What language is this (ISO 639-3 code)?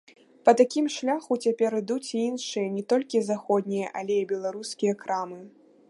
bel